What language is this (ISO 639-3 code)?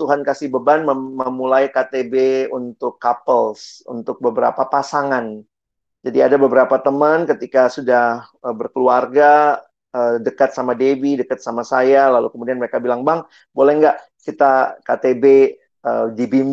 ind